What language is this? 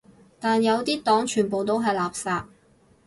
Cantonese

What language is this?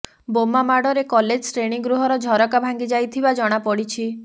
Odia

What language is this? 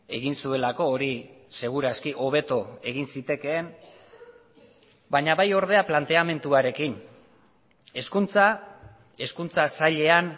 Basque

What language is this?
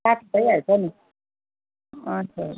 Nepali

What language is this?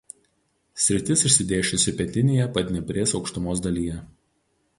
Lithuanian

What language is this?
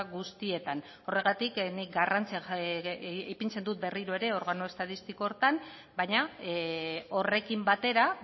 Basque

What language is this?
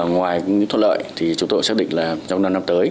Vietnamese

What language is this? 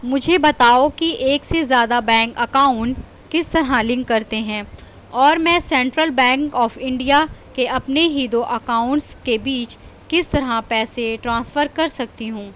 Urdu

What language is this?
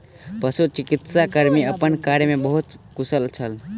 Maithili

